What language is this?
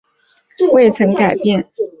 Chinese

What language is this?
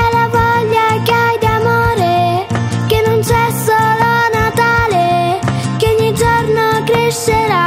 Italian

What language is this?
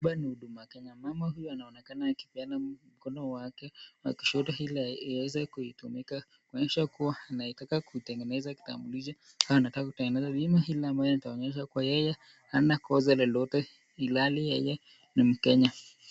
Swahili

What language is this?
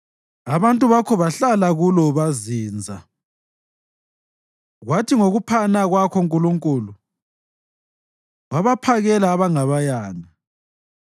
North Ndebele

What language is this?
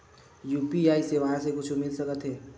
Chhattisgarhi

